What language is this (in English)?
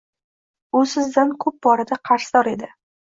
Uzbek